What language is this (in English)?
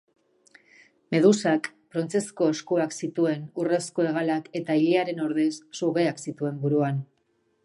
Basque